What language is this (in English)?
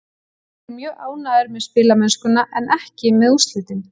Icelandic